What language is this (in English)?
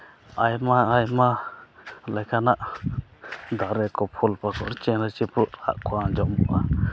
Santali